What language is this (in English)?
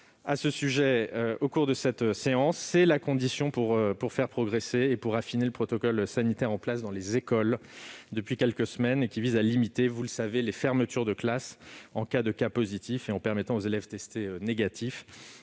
French